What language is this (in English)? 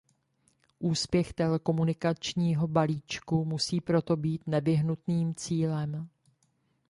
Czech